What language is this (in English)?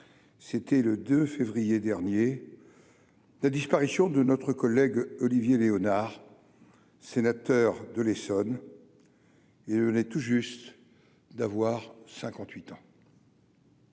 French